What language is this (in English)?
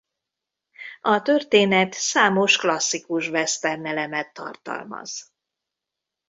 Hungarian